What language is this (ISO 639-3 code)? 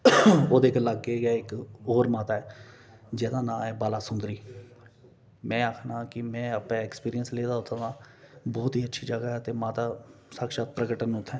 doi